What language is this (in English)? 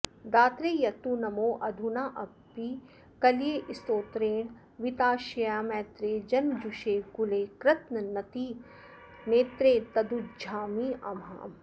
Sanskrit